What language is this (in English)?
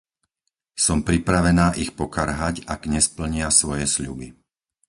Slovak